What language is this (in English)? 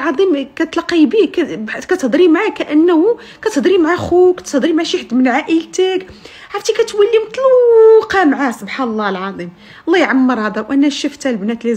Arabic